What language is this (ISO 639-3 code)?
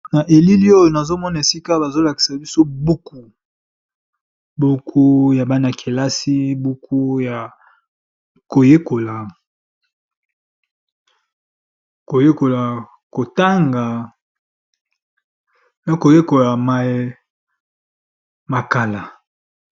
lin